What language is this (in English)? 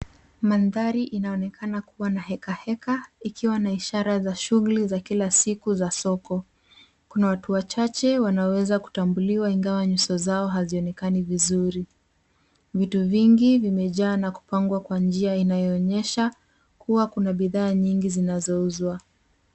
Swahili